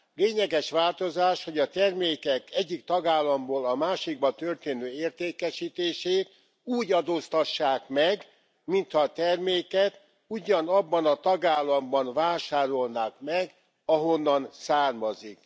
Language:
Hungarian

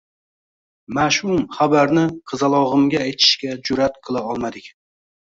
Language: Uzbek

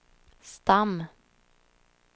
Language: Swedish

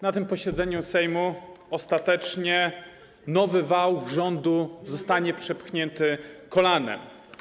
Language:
Polish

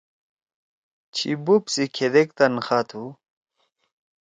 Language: Torwali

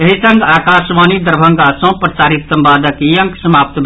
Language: Maithili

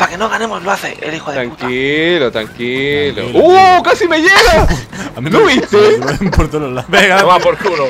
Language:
Spanish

